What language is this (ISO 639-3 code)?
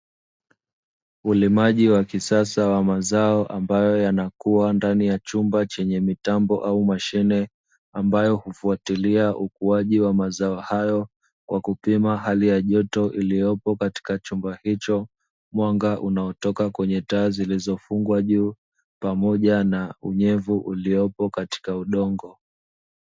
swa